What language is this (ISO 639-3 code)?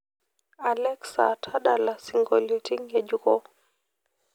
mas